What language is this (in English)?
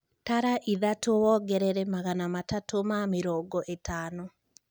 Kikuyu